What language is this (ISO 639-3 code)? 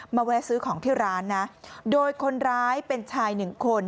tha